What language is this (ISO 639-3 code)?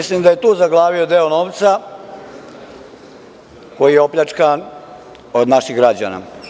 srp